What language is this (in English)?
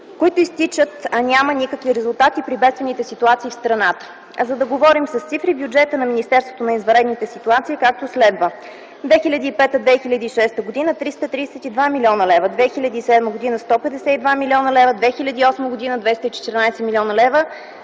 Bulgarian